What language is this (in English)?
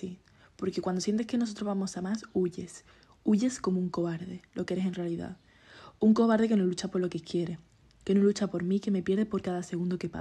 Spanish